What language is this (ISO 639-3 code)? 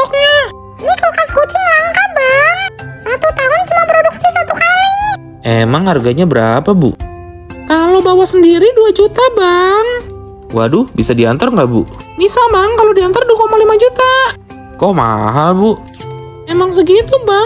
ind